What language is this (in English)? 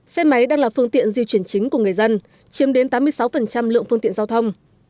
Vietnamese